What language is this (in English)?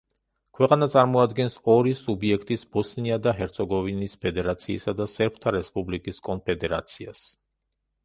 Georgian